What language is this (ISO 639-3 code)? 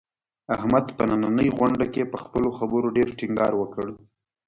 pus